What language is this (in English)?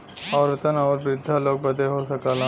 Bhojpuri